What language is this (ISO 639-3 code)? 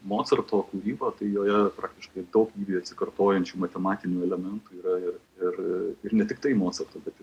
lit